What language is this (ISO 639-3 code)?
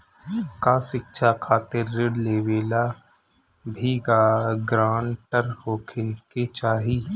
bho